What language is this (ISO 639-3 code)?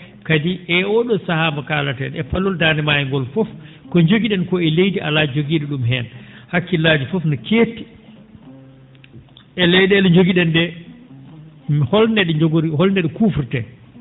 ful